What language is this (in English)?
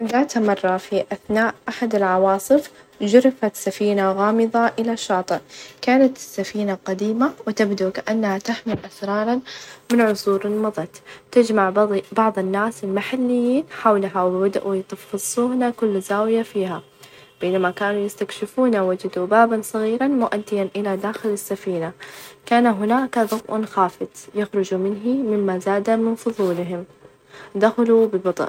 Najdi Arabic